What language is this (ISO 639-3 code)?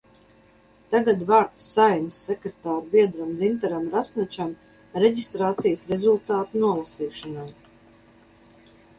lav